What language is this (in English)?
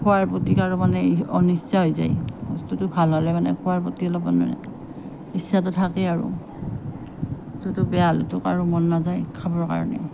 Assamese